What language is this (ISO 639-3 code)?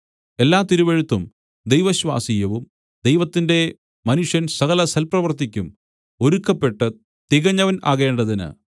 mal